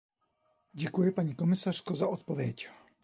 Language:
Czech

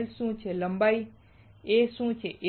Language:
Gujarati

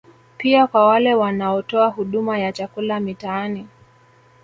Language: Swahili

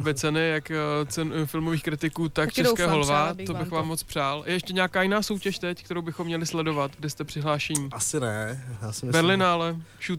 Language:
Czech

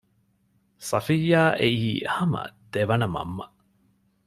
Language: Divehi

